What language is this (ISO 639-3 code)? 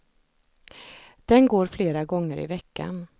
swe